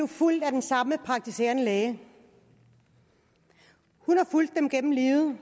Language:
Danish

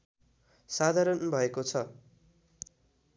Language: Nepali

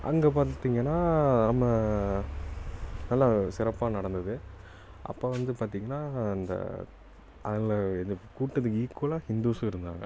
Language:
Tamil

